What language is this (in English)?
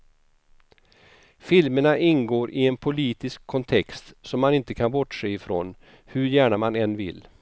Swedish